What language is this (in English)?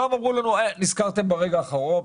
Hebrew